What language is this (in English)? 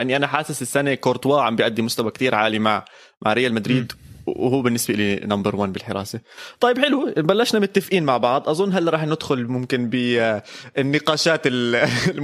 Arabic